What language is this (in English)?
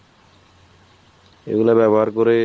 Bangla